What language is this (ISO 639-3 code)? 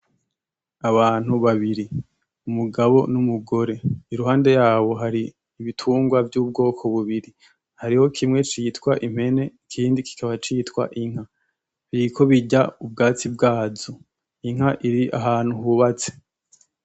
run